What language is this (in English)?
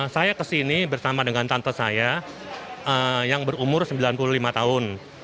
Indonesian